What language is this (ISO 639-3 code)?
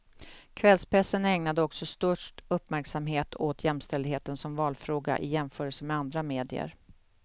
swe